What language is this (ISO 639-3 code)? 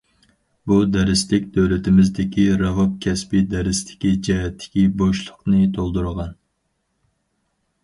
uig